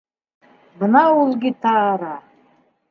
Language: Bashkir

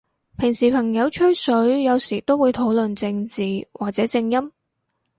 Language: Cantonese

